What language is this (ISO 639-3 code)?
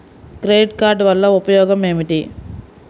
tel